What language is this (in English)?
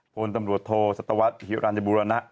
Thai